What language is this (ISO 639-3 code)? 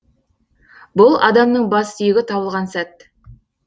kaz